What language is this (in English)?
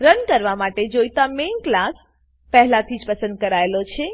Gujarati